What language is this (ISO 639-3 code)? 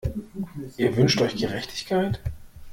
deu